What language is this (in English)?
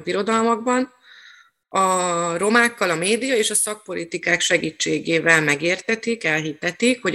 Hungarian